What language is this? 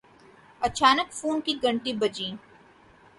Urdu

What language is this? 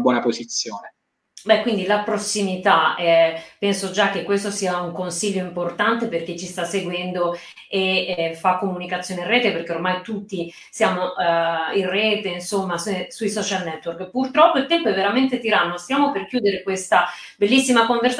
Italian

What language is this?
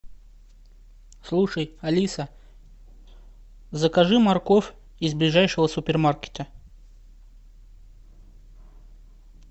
Russian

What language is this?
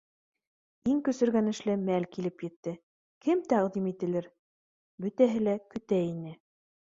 Bashkir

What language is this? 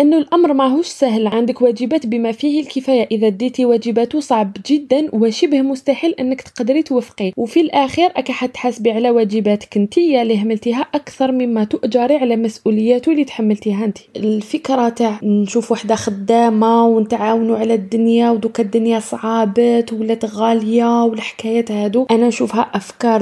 Arabic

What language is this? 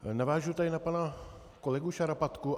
Czech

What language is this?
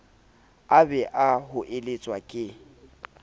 Southern Sotho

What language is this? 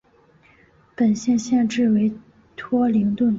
Chinese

